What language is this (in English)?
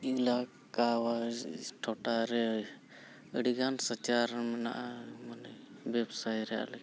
Santali